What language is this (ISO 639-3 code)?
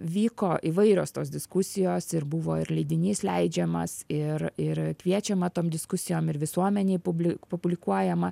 lit